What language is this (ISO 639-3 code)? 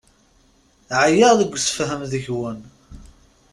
kab